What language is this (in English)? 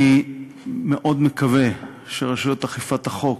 Hebrew